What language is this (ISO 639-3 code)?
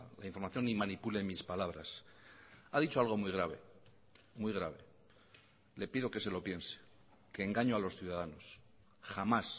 spa